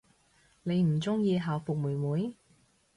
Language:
Cantonese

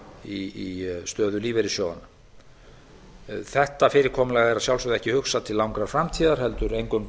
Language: Icelandic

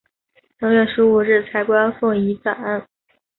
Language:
Chinese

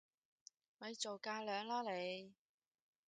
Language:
Cantonese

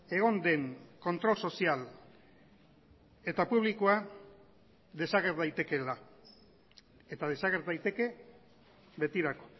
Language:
Basque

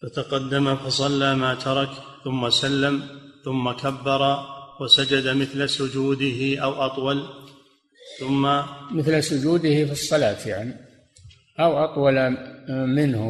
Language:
Arabic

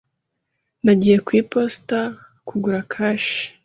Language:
Kinyarwanda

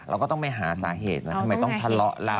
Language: Thai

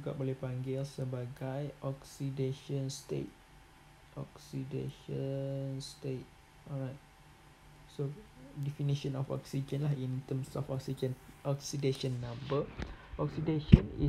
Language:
Malay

